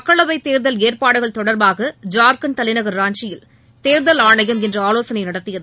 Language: Tamil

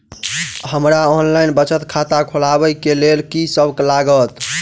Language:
Maithili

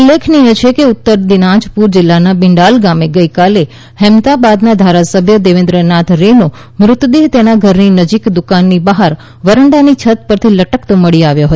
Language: Gujarati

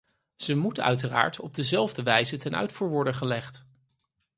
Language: Dutch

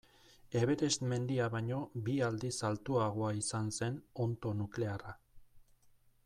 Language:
Basque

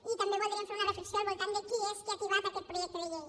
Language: Catalan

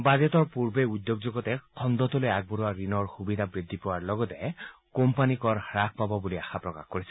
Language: Assamese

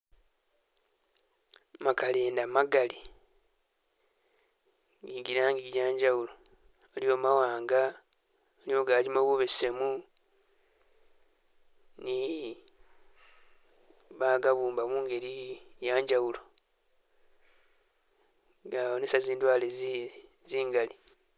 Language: Masaaba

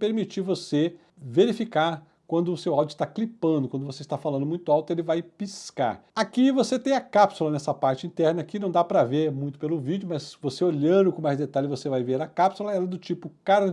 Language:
Portuguese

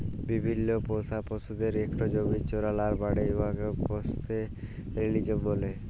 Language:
Bangla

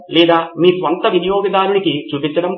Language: Telugu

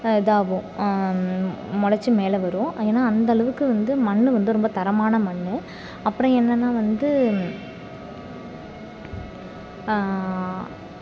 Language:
Tamil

